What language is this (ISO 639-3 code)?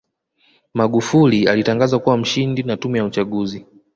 swa